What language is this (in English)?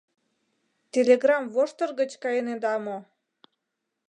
Mari